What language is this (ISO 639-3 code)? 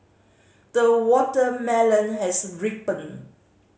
eng